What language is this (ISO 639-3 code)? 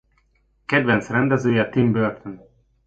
hun